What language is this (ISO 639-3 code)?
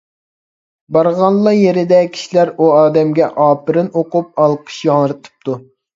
uig